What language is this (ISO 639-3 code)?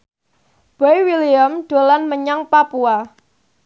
jav